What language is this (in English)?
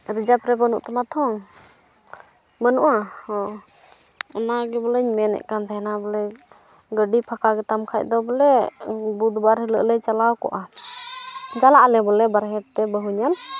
Santali